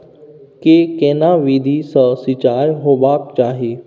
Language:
Maithili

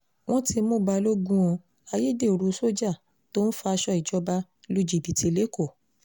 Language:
Yoruba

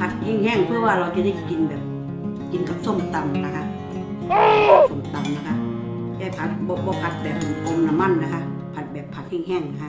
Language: Thai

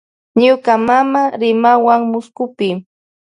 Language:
Loja Highland Quichua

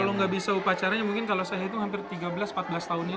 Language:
Indonesian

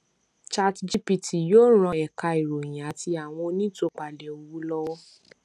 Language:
Yoruba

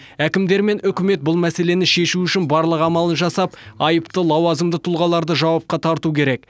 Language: Kazakh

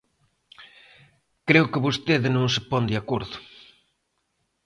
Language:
Galician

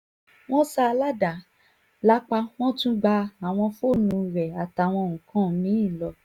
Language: Yoruba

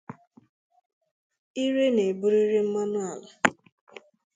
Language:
Igbo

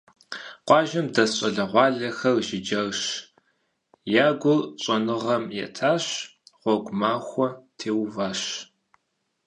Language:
Kabardian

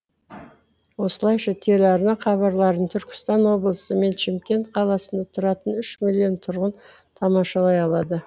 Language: Kazakh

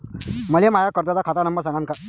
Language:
Marathi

